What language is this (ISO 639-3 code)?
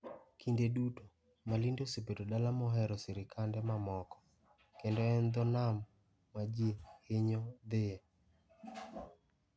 luo